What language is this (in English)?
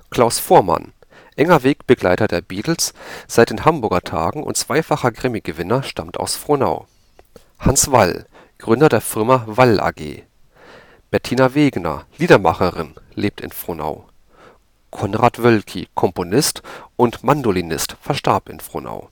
German